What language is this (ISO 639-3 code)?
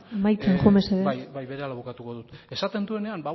eus